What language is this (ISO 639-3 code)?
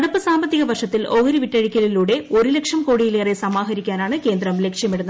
mal